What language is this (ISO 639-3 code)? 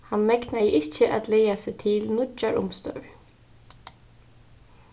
fao